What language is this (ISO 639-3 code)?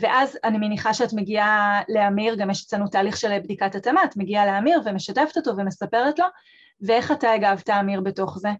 heb